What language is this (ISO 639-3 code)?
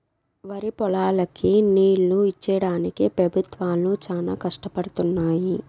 tel